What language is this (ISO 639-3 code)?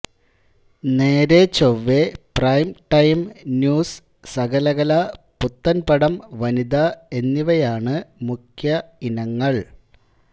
mal